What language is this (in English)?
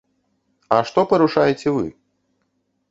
Belarusian